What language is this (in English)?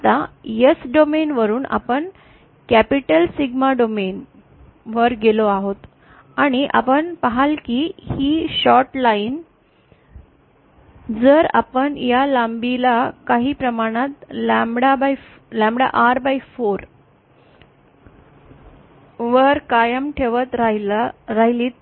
Marathi